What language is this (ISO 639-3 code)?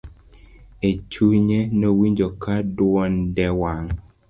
luo